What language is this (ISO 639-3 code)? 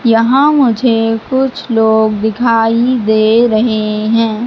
hin